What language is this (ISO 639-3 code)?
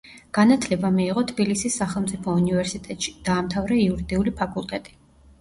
kat